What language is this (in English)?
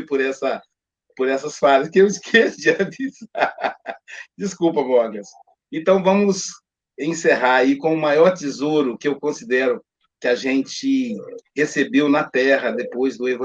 Portuguese